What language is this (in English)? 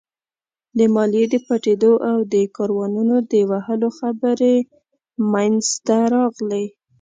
Pashto